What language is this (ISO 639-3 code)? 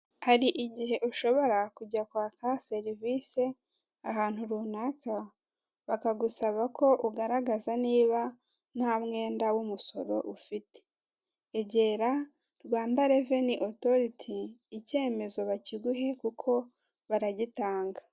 kin